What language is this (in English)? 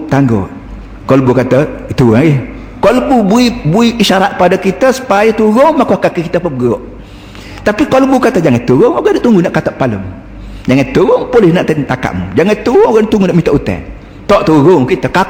Malay